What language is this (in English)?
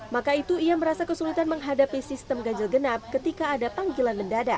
Indonesian